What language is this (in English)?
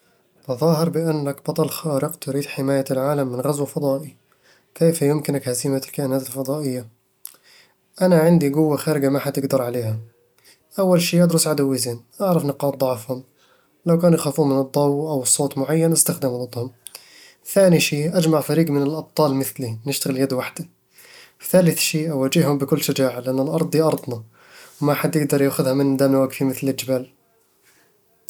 Eastern Egyptian Bedawi Arabic